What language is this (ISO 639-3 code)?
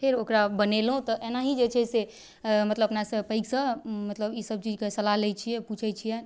mai